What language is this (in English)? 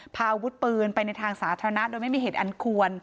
Thai